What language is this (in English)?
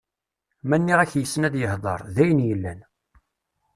Kabyle